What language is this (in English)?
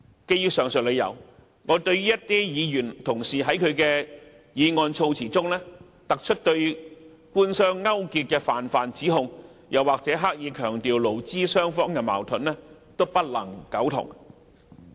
Cantonese